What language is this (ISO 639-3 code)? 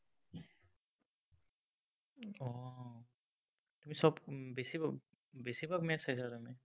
asm